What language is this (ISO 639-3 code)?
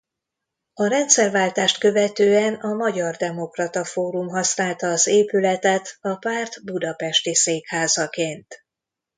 hun